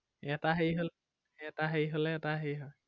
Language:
Assamese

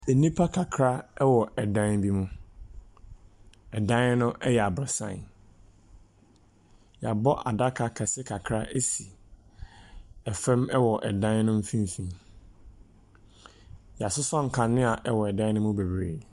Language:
Akan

